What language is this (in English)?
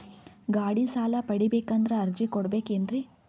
Kannada